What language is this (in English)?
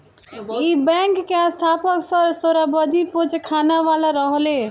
Bhojpuri